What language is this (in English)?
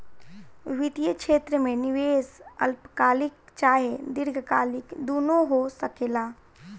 Bhojpuri